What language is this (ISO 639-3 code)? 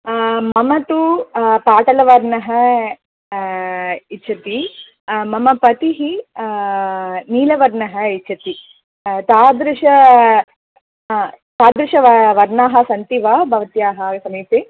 san